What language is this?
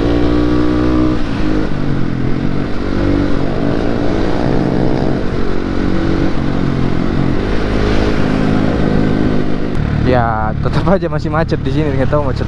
Indonesian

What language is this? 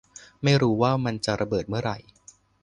Thai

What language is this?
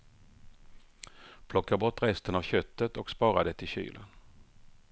Swedish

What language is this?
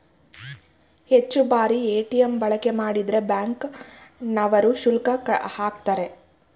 Kannada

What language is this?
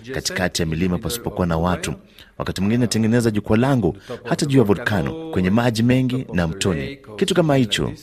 Swahili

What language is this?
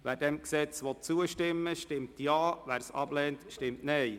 Swiss German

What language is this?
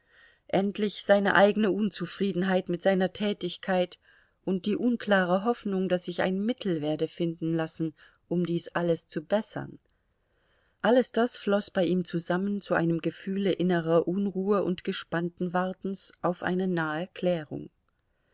German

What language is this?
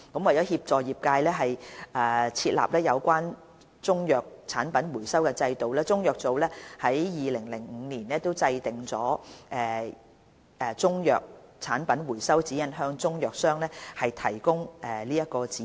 Cantonese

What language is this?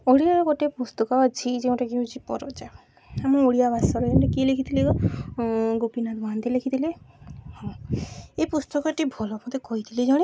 Odia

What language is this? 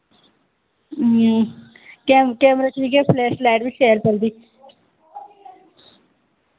Dogri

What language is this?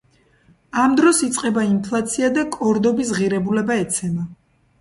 Georgian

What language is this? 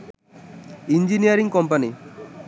Bangla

